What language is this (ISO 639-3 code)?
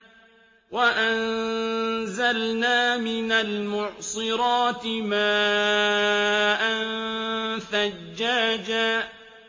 ara